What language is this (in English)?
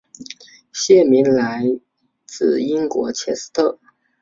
Chinese